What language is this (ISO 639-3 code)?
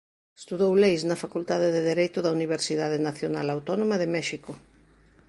glg